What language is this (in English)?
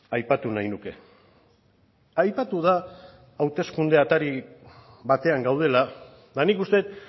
Basque